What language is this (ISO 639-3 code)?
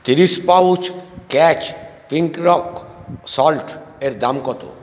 ben